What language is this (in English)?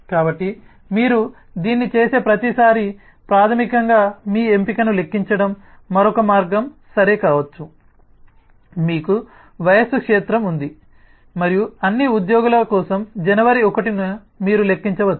Telugu